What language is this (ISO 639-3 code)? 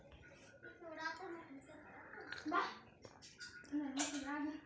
kan